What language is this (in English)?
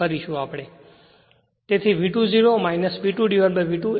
Gujarati